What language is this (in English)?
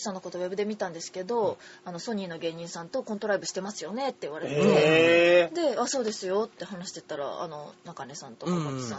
Japanese